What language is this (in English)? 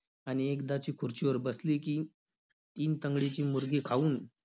Marathi